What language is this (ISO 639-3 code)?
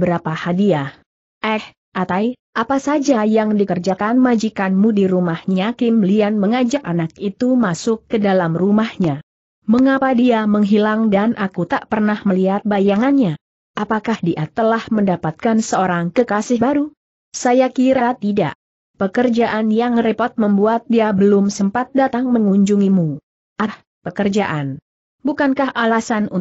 ind